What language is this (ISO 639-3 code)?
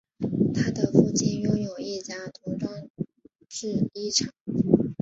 zho